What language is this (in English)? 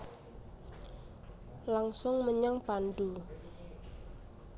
Javanese